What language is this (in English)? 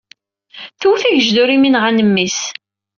Kabyle